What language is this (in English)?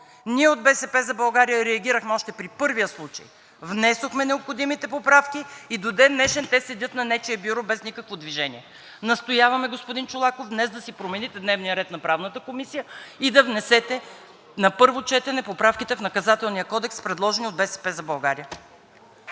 Bulgarian